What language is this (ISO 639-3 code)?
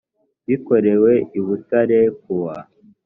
kin